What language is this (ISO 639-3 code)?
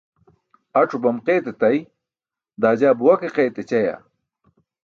bsk